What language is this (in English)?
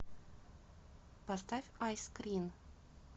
Russian